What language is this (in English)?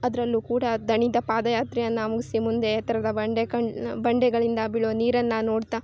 Kannada